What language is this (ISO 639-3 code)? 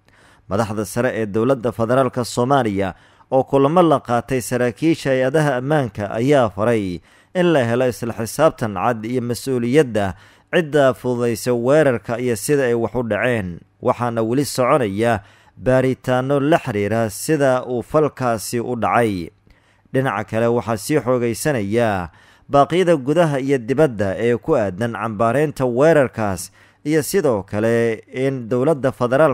ara